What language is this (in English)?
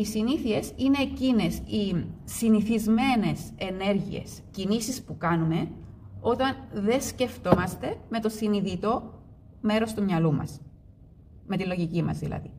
Greek